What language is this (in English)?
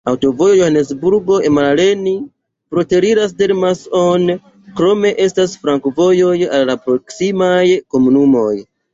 Esperanto